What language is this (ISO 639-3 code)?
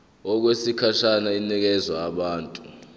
zul